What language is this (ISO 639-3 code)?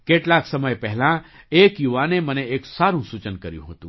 guj